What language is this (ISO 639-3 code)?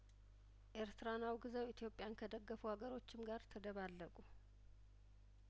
amh